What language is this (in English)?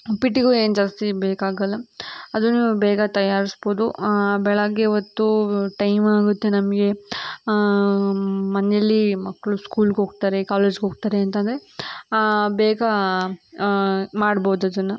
Kannada